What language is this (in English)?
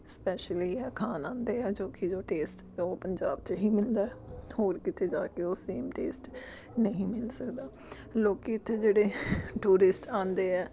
Punjabi